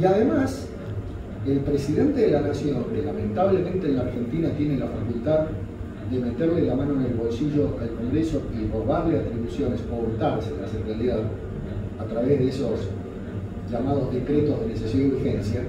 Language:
Spanish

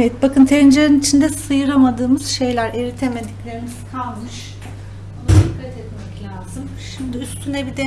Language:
Turkish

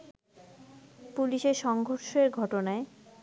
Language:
Bangla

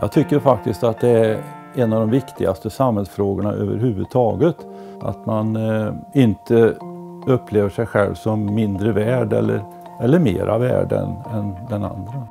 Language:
Swedish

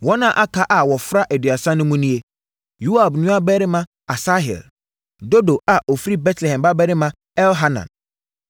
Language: Akan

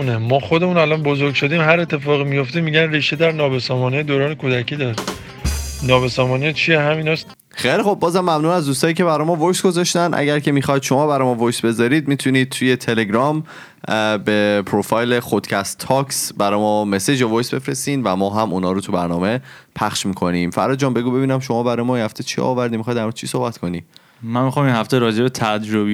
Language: Persian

